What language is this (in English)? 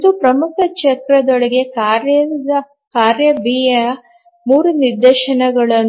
Kannada